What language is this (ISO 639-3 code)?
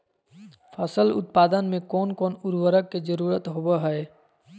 mag